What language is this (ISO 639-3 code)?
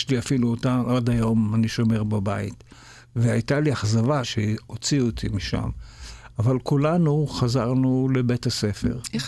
heb